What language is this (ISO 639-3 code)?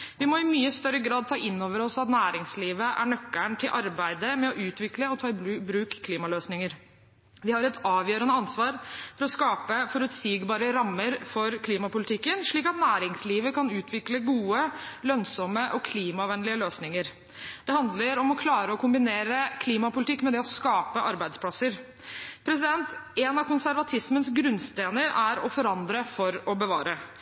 nob